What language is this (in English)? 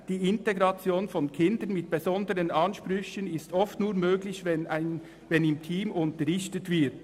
Swiss German